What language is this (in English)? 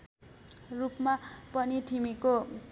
Nepali